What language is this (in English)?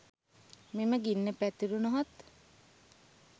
Sinhala